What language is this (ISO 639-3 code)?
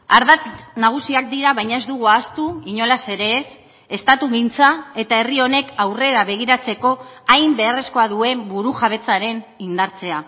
eus